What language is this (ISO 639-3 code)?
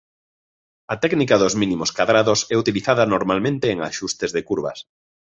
glg